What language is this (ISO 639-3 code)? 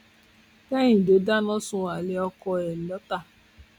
yor